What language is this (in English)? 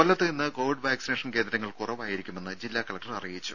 Malayalam